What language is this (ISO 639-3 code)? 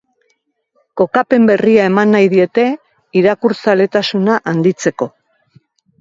eus